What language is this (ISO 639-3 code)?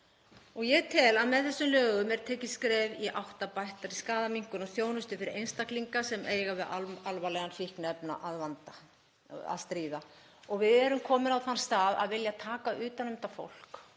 isl